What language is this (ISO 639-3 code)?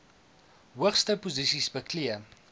afr